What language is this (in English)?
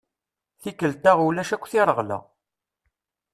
Kabyle